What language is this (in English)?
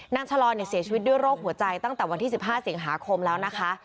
Thai